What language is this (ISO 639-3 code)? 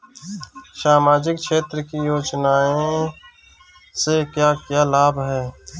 bho